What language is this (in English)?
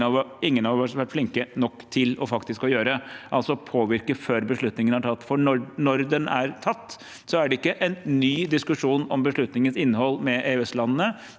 Norwegian